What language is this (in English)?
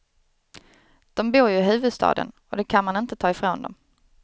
Swedish